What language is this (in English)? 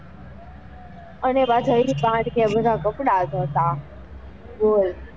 Gujarati